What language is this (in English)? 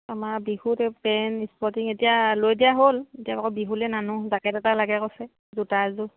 Assamese